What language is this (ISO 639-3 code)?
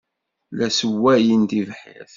kab